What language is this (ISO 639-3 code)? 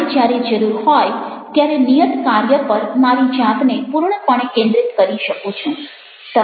guj